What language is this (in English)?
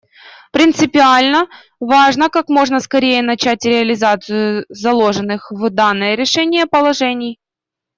Russian